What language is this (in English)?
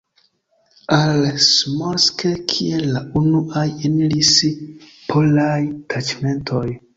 Esperanto